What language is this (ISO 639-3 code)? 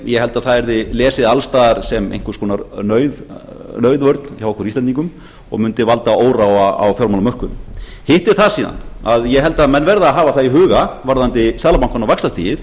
isl